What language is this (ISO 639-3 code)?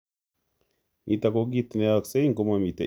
kln